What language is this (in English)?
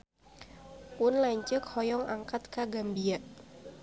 Sundanese